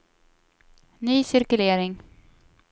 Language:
Swedish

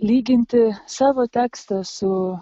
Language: Lithuanian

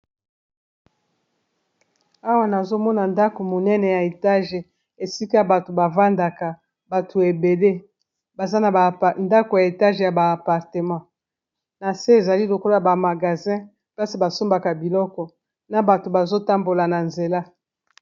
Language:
Lingala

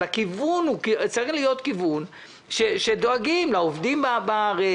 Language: Hebrew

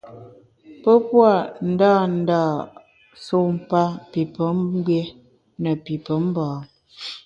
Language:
Bamun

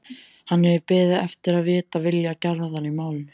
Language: Icelandic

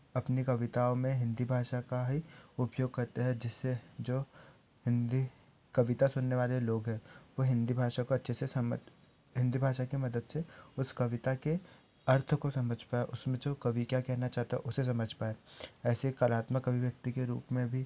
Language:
Hindi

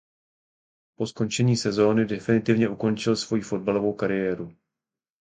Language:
Czech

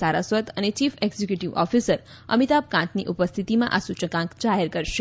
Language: Gujarati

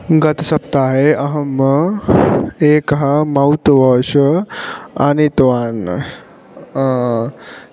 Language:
Sanskrit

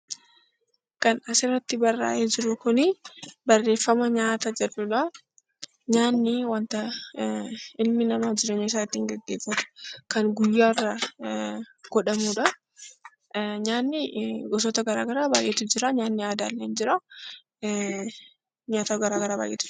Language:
Oromo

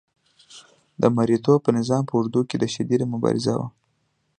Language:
Pashto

